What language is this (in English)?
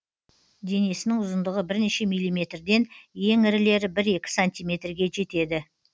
Kazakh